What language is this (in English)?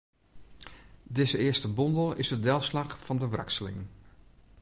Western Frisian